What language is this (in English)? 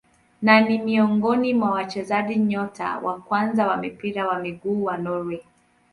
Swahili